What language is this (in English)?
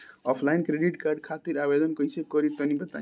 Bhojpuri